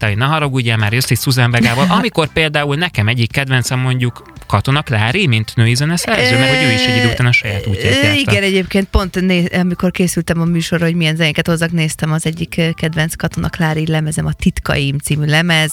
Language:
Hungarian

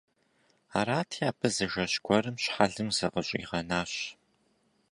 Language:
Kabardian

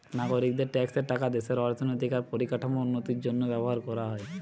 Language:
Bangla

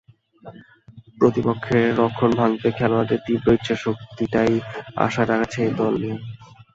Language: Bangla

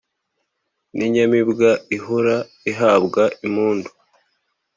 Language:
Kinyarwanda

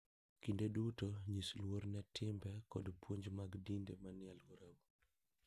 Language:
Luo (Kenya and Tanzania)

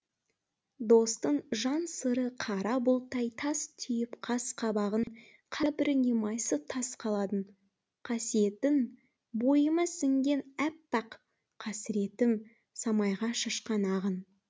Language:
Kazakh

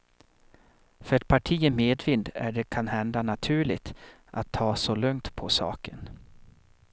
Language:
Swedish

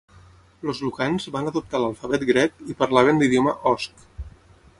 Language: Catalan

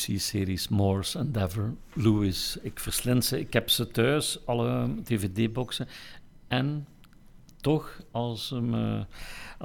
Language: Dutch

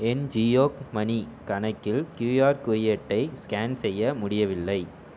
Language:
Tamil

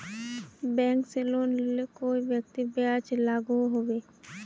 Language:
Magahi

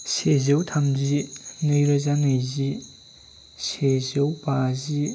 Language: Bodo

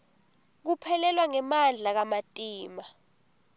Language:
Swati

